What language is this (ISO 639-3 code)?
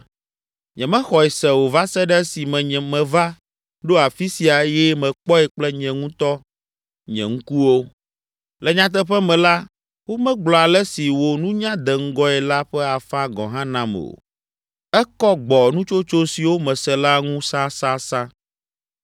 ewe